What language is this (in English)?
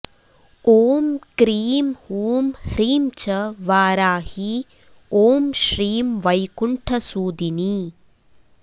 Sanskrit